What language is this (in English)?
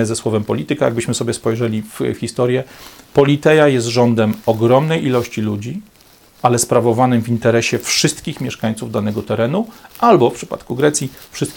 Polish